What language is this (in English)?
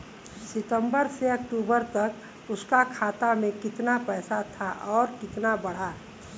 Bhojpuri